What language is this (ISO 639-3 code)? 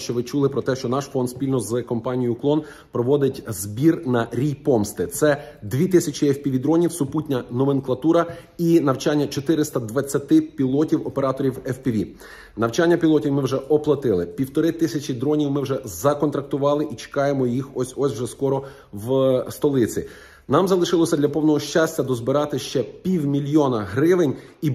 ukr